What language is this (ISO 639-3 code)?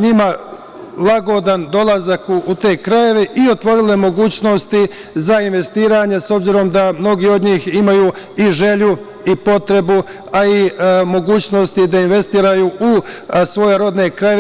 srp